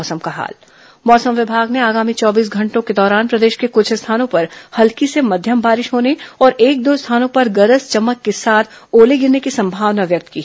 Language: Hindi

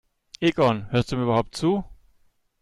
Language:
German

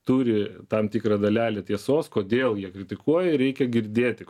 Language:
Lithuanian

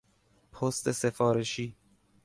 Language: Persian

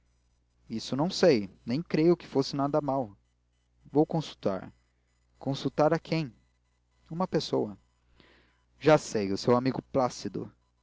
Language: Portuguese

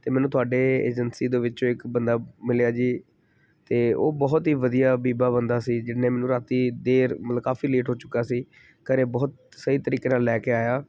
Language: Punjabi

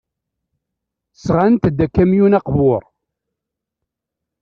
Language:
Kabyle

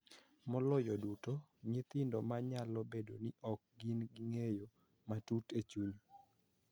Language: Luo (Kenya and Tanzania)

